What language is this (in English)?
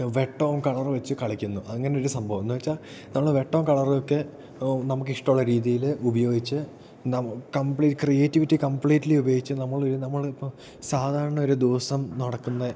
Malayalam